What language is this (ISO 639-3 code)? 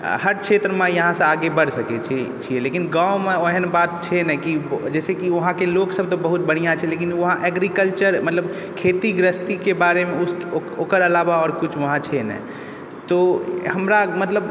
mai